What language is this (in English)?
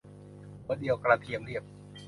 Thai